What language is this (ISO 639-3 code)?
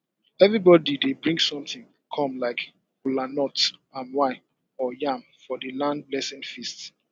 pcm